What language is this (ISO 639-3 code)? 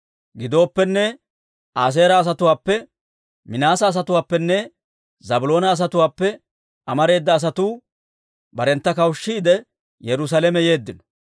dwr